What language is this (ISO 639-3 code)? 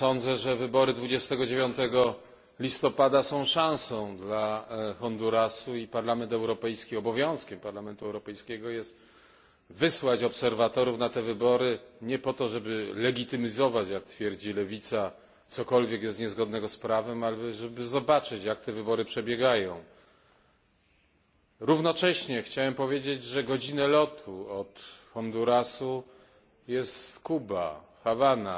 pol